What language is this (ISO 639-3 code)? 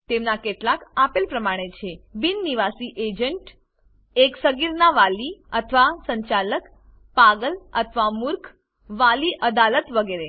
guj